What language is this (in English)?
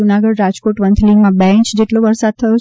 Gujarati